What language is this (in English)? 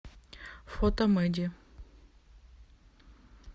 Russian